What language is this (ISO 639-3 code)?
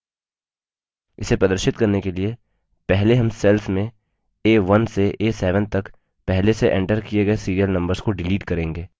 hin